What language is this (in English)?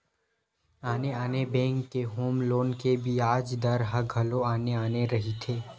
Chhattisgarhi